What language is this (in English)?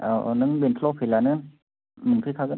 Bodo